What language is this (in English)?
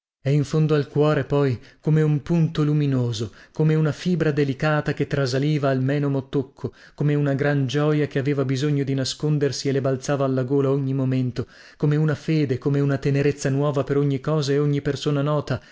Italian